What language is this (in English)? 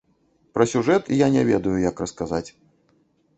Belarusian